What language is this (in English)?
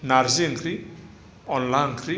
Bodo